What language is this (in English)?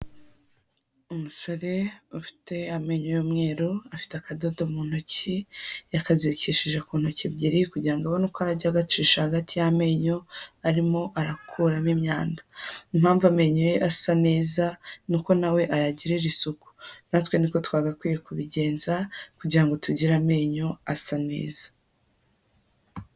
Kinyarwanda